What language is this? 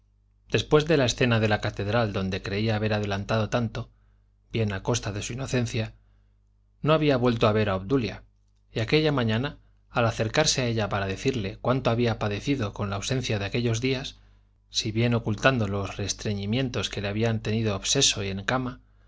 Spanish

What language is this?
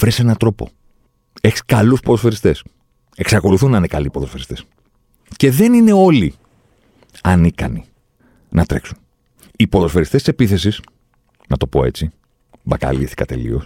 Greek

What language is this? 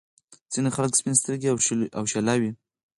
Pashto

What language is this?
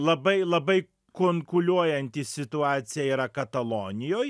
Lithuanian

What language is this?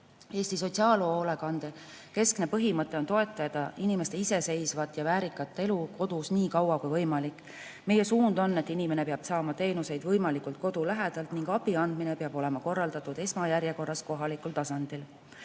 Estonian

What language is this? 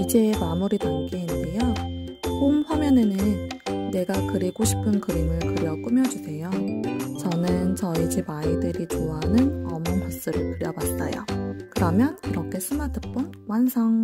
Korean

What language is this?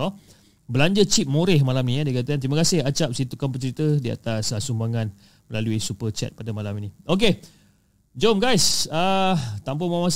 Malay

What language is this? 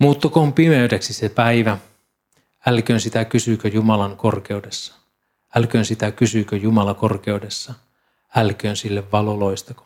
Finnish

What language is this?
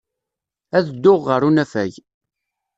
Kabyle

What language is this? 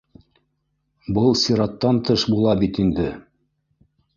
Bashkir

